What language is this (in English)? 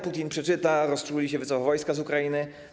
Polish